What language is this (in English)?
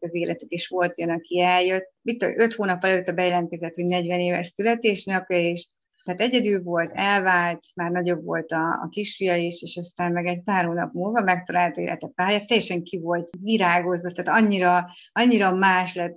Hungarian